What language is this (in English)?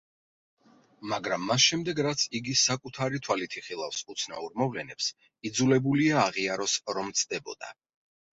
Georgian